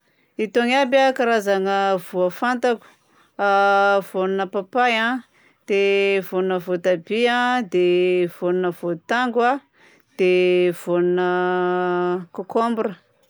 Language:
Southern Betsimisaraka Malagasy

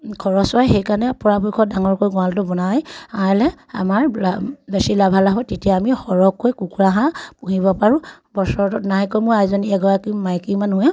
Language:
Assamese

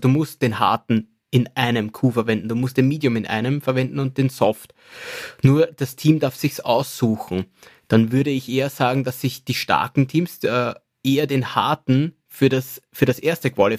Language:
German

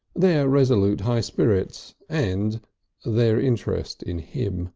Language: English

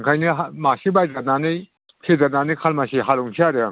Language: Bodo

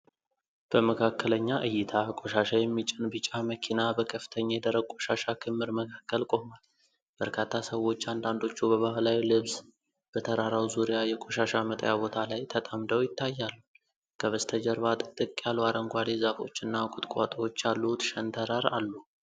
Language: Amharic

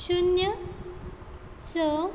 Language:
Konkani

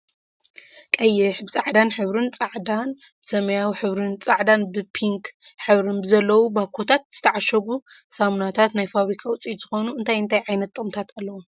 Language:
Tigrinya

